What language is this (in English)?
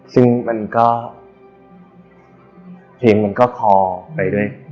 Thai